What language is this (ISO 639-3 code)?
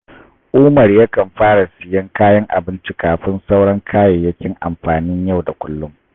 hau